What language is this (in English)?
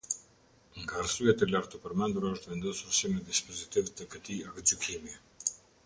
Albanian